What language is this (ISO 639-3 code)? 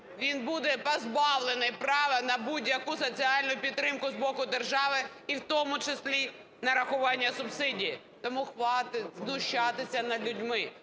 ukr